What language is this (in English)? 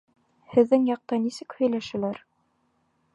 Bashkir